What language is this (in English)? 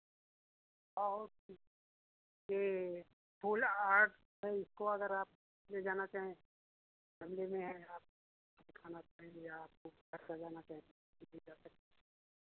Hindi